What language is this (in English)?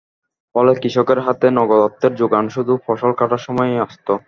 Bangla